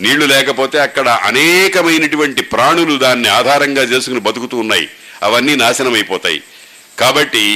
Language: Telugu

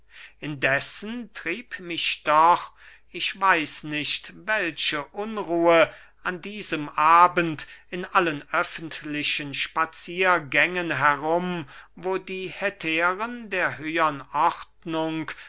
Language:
German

